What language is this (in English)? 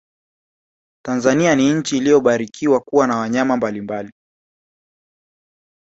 Swahili